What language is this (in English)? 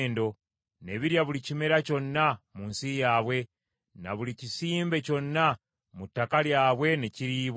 Ganda